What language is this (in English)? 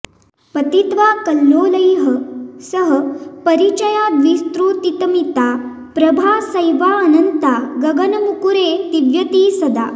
Sanskrit